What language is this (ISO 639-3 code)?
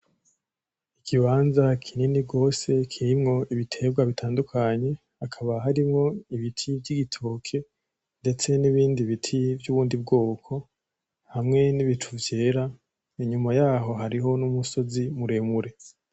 run